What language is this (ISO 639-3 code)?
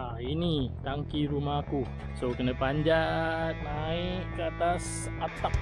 msa